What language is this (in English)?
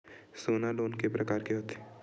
Chhattisgarhi